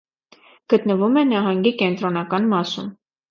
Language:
Armenian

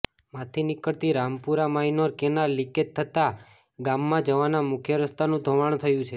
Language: Gujarati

